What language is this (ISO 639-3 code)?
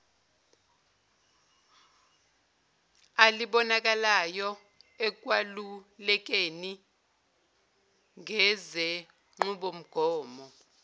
zul